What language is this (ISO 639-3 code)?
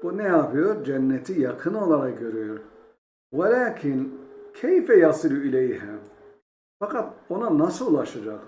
tur